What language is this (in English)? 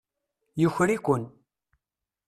Kabyle